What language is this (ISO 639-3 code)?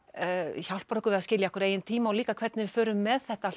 isl